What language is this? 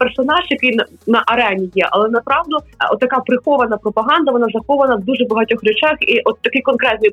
Ukrainian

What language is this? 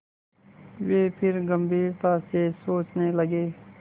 Hindi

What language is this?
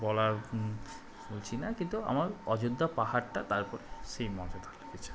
Bangla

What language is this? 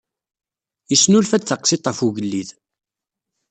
Kabyle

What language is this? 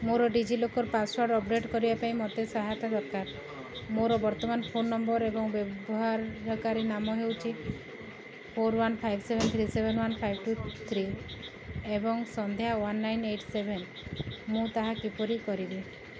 Odia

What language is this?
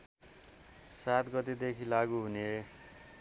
Nepali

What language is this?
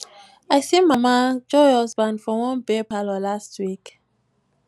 Nigerian Pidgin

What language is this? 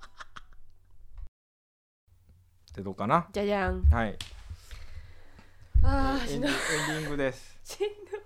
Japanese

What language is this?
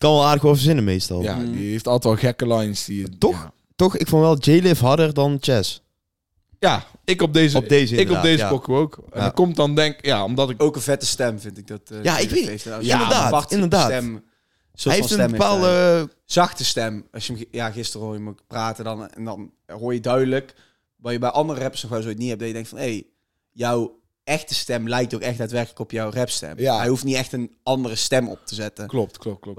Dutch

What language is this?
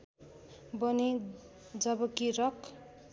Nepali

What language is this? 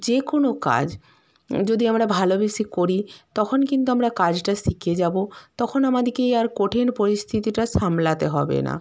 Bangla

